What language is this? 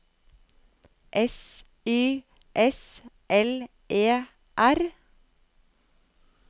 Norwegian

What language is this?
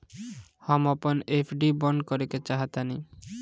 Bhojpuri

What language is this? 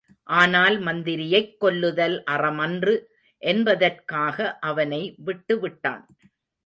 Tamil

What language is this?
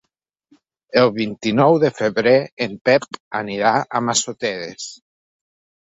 Catalan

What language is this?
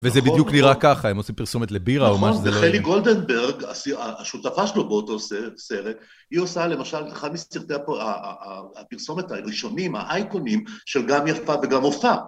Hebrew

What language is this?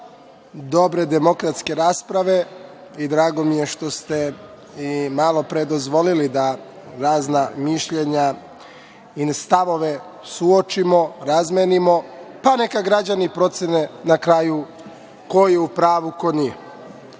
Serbian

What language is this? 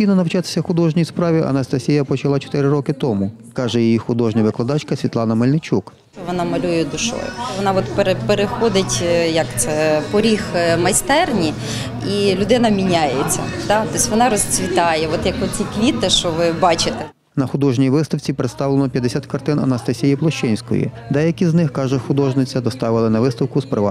Ukrainian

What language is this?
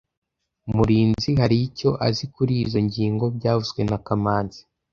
Kinyarwanda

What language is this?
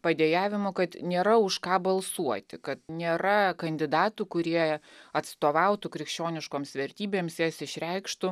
Lithuanian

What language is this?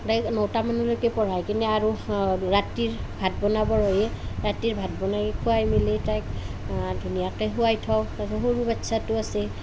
Assamese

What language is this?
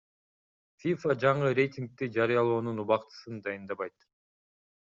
Kyrgyz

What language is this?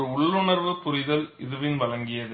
Tamil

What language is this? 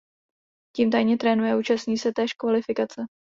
Czech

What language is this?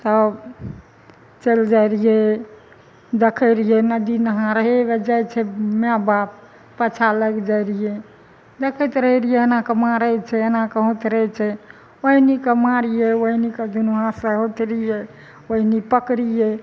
Maithili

